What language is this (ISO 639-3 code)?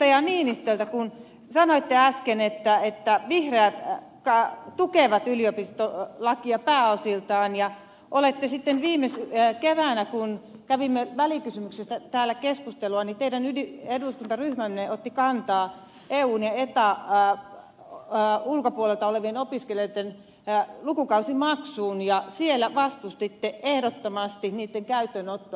fin